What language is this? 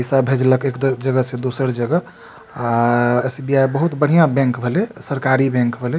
Maithili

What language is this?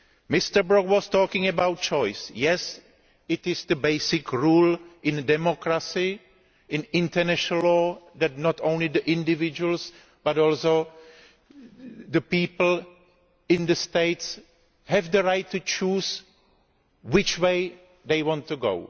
English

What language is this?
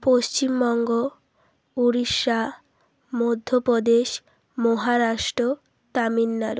Bangla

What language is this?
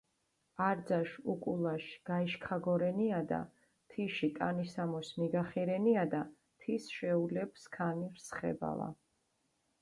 Mingrelian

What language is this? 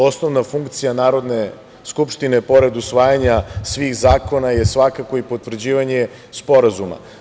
Serbian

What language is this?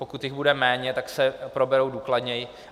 Czech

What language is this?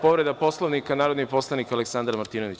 Serbian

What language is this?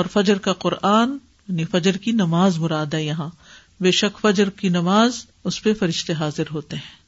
Urdu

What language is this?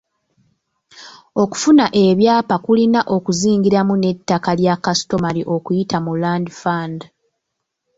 Ganda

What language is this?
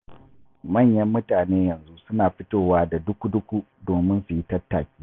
Hausa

